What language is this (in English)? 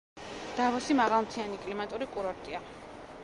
Georgian